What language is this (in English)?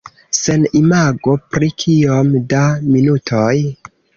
Esperanto